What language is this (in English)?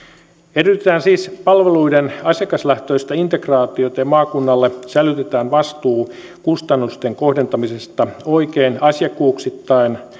Finnish